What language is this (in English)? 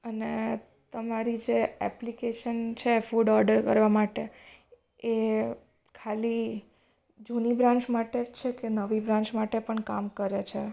Gujarati